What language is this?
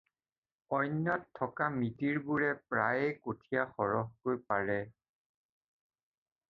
Assamese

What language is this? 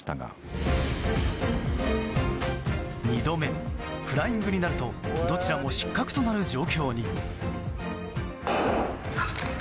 Japanese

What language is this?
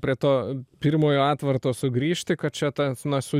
Lithuanian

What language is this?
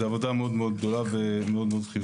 Hebrew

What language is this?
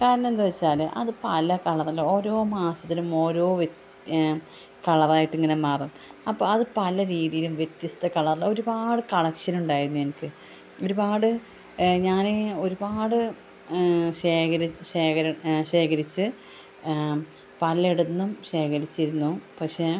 Malayalam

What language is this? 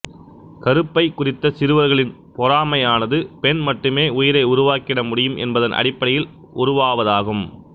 Tamil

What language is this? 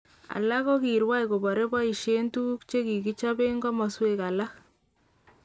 Kalenjin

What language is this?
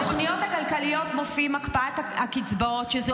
Hebrew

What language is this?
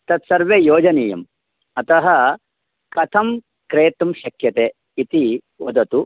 Sanskrit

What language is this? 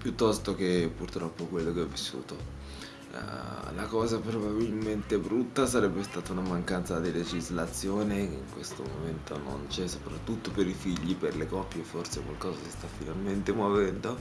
Italian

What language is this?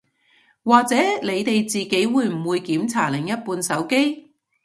Cantonese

